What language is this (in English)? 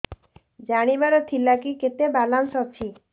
Odia